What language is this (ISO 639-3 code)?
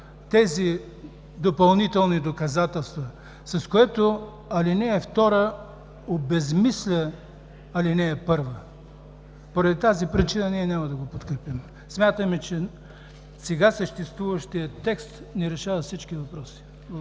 bul